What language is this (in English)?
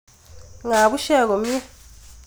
Kalenjin